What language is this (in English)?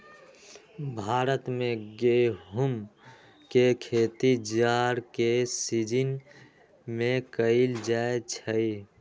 Magahi